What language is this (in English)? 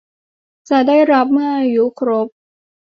Thai